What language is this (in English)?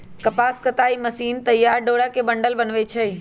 Magahi